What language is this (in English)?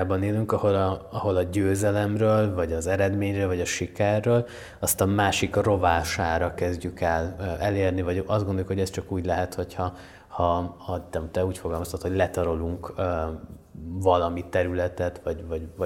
Hungarian